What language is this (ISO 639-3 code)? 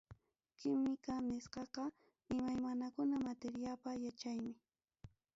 quy